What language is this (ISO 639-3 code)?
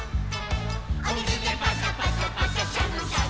jpn